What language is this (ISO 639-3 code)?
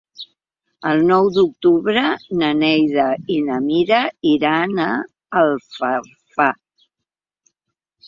cat